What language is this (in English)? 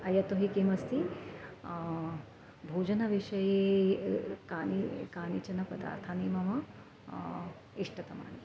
Sanskrit